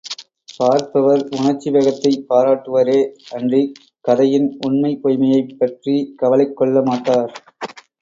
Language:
Tamil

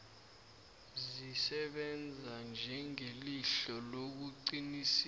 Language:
South Ndebele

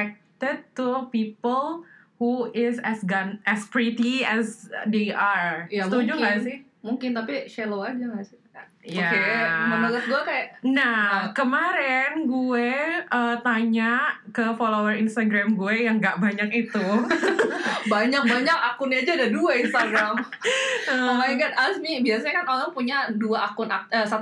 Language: Indonesian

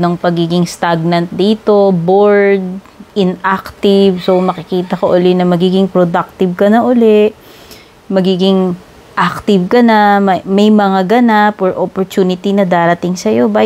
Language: Filipino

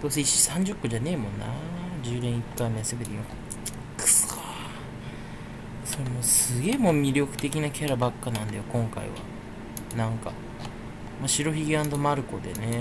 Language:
Japanese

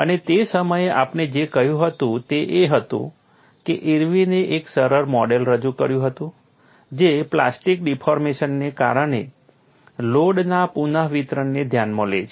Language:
Gujarati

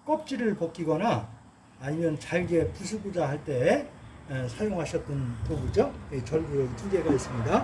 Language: Korean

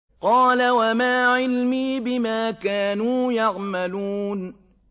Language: Arabic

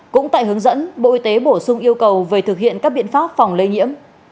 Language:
Vietnamese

